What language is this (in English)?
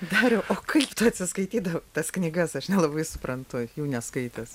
Lithuanian